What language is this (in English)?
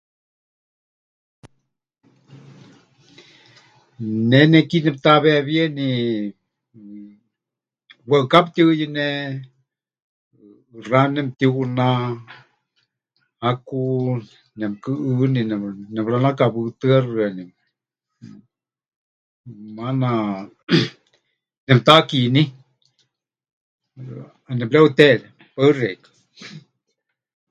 Huichol